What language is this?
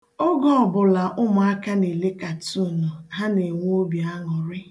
Igbo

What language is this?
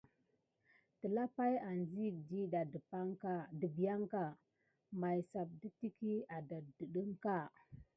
Gidar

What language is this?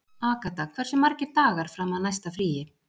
Icelandic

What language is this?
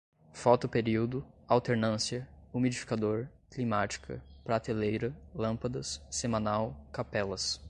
Portuguese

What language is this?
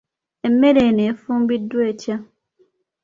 Ganda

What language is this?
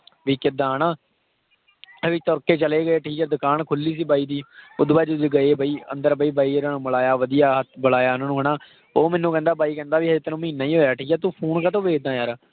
Punjabi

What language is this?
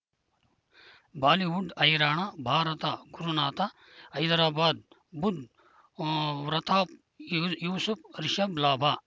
Kannada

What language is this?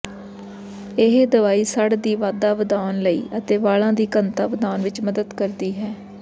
Punjabi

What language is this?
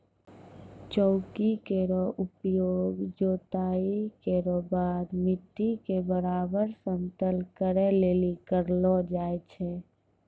Maithili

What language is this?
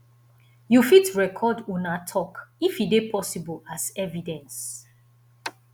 Nigerian Pidgin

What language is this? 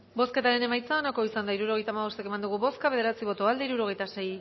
Basque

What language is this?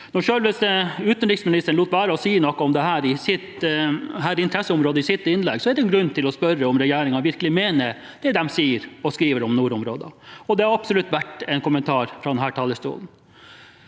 Norwegian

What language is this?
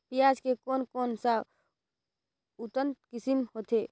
Chhattisgarhi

